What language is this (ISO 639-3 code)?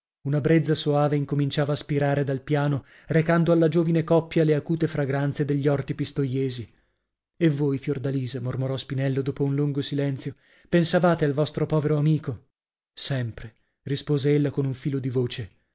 ita